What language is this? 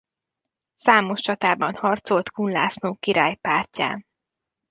Hungarian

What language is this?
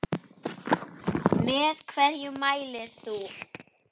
Icelandic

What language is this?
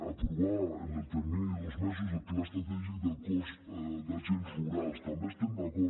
Catalan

